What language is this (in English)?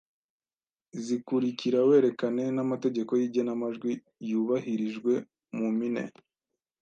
Kinyarwanda